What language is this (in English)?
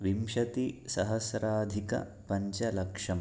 Sanskrit